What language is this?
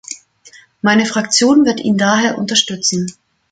German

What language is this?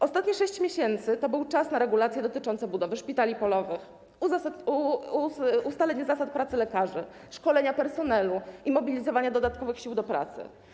Polish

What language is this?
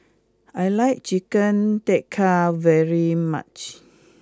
English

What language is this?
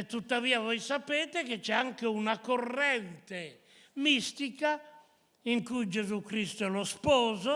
Italian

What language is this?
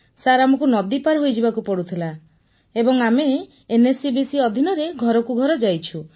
Odia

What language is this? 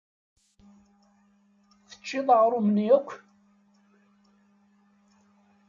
Kabyle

